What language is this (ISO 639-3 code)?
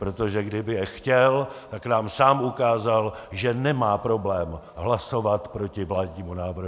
ces